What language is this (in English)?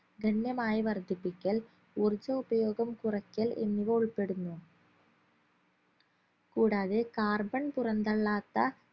Malayalam